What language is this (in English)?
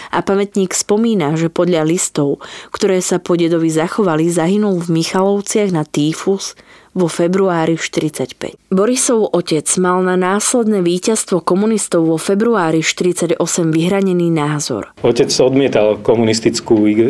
Slovak